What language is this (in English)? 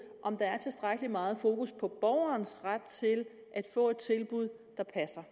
Danish